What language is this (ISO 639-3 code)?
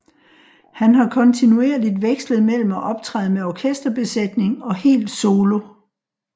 dan